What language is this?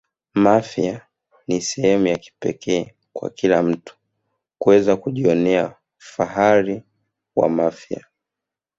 Swahili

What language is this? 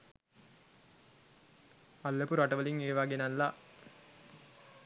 Sinhala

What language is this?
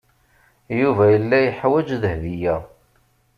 Kabyle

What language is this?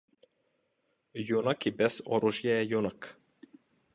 Macedonian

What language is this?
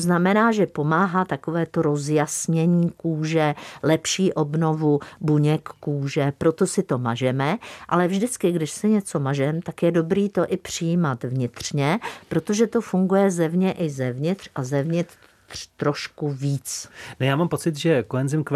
Czech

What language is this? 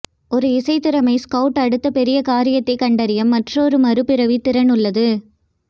Tamil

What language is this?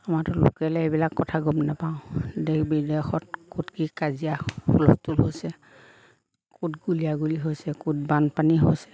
Assamese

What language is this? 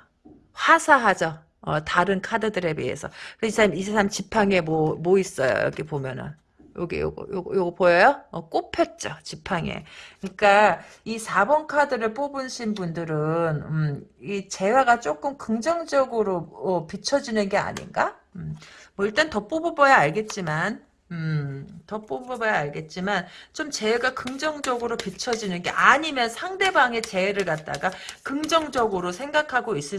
Korean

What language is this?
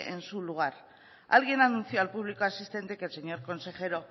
Spanish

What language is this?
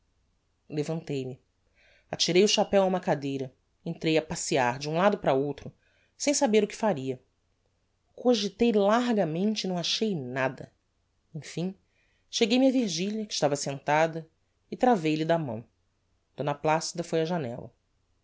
Portuguese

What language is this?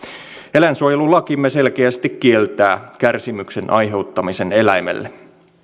Finnish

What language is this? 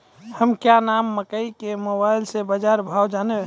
Maithili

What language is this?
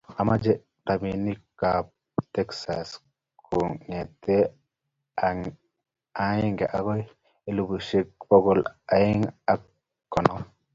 Kalenjin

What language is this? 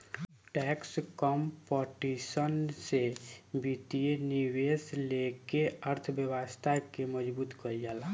Bhojpuri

